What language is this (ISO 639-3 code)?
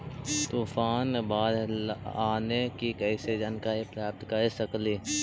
mag